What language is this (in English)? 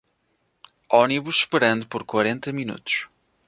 Portuguese